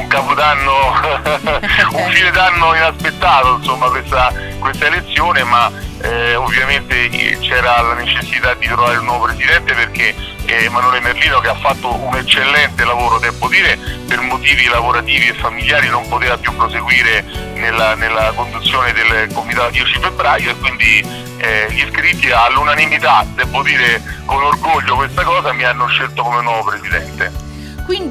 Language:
Italian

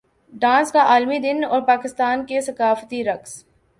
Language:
Urdu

